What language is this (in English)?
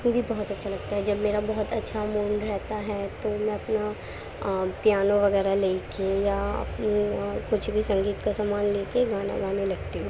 Urdu